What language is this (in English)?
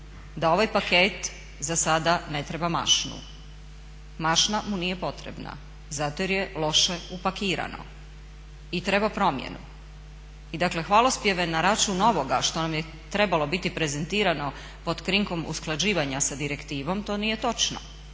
Croatian